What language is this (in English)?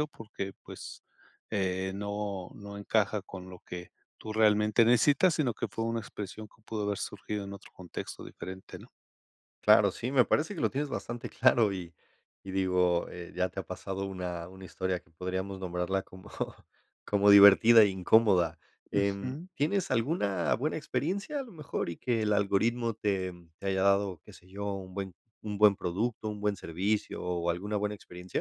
Spanish